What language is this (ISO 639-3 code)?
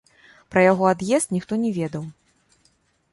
bel